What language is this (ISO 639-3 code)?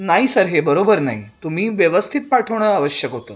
mar